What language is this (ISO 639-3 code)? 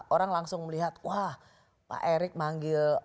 ind